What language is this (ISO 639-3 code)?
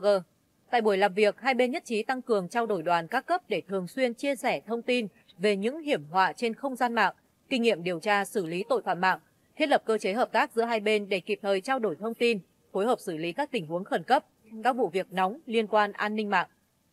vie